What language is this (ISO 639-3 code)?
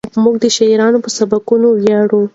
pus